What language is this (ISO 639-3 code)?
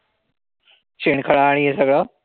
mar